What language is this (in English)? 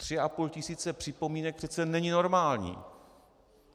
Czech